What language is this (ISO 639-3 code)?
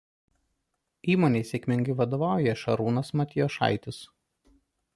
lit